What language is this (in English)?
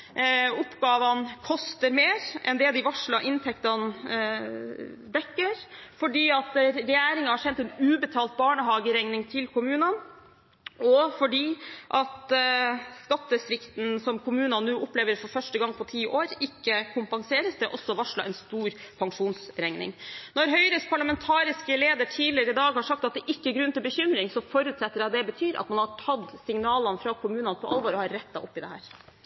Norwegian Bokmål